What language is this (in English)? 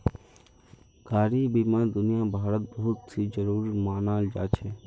Magahi